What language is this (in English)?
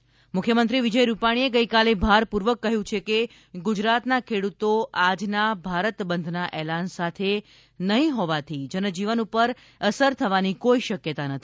Gujarati